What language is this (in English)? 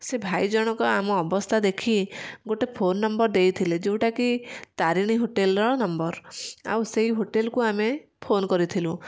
Odia